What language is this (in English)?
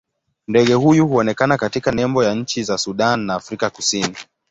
Swahili